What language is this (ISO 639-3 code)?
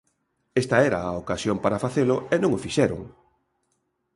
glg